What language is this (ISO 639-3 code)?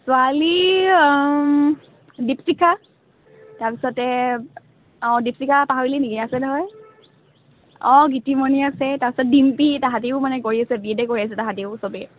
asm